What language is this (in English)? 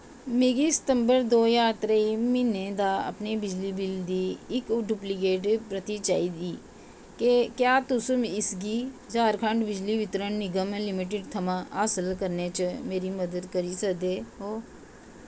Dogri